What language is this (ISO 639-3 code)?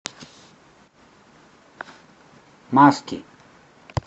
rus